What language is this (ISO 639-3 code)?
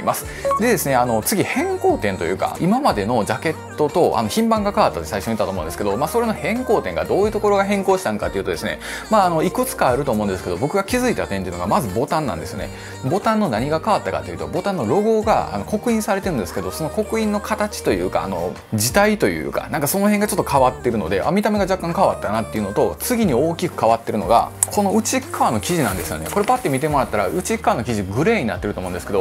jpn